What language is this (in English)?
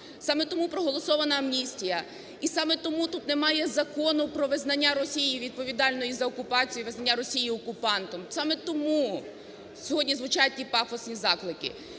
Ukrainian